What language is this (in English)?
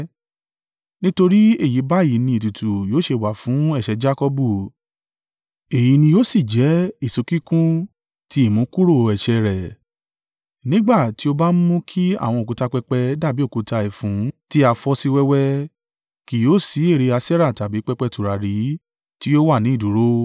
Yoruba